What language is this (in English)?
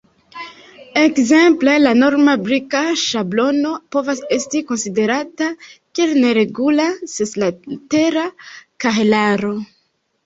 Esperanto